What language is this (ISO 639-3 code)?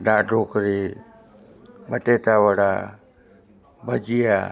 guj